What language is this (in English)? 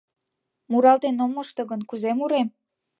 Mari